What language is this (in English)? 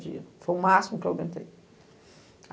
Portuguese